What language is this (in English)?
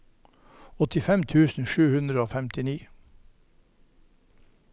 Norwegian